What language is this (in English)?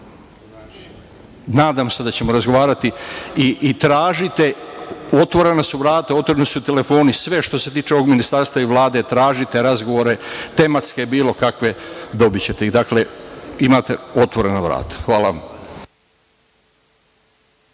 Serbian